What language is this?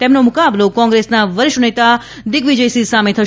Gujarati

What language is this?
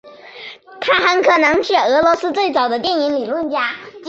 Chinese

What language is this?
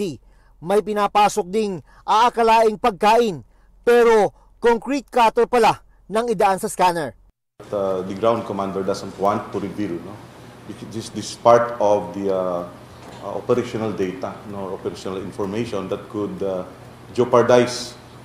Filipino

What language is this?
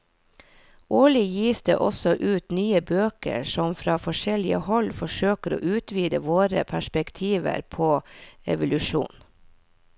Norwegian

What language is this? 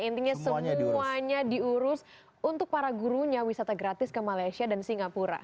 Indonesian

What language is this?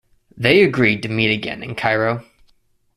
English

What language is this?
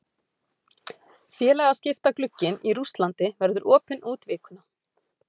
Icelandic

